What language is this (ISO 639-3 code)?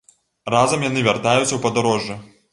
bel